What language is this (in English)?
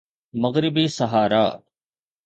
Sindhi